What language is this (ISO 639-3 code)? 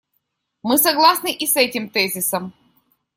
rus